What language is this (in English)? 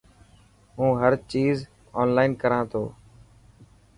Dhatki